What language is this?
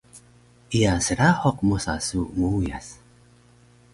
Taroko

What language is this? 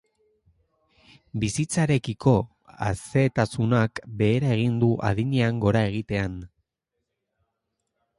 Basque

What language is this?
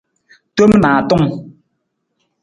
Nawdm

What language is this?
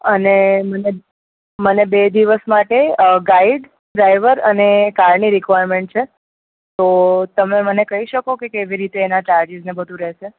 Gujarati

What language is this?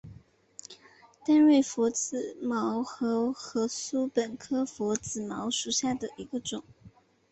Chinese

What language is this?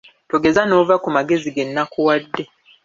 Ganda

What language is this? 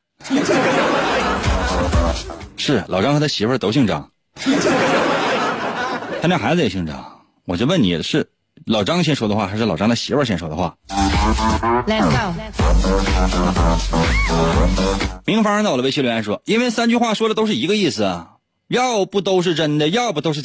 Chinese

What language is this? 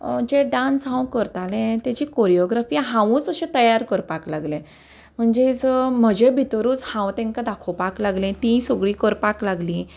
Konkani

